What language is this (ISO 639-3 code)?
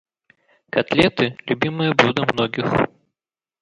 rus